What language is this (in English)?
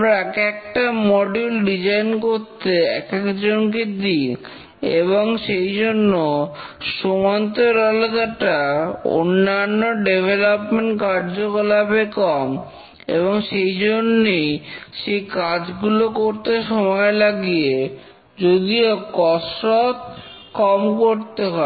Bangla